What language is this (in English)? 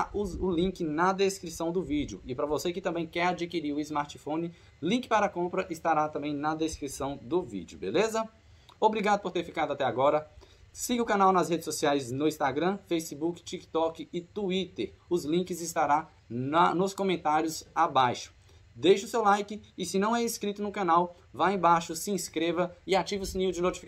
Portuguese